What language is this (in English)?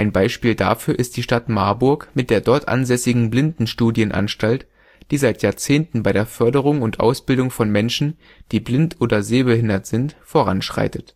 German